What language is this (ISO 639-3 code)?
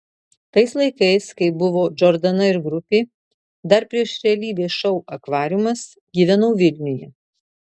lit